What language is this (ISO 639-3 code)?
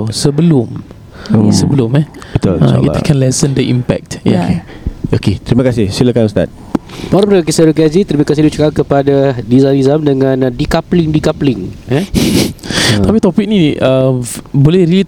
msa